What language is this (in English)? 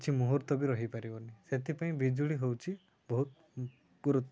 Odia